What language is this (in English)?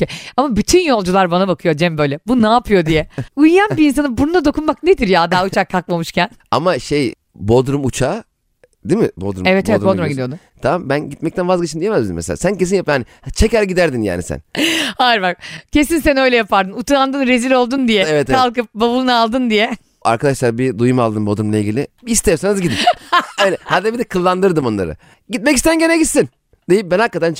Turkish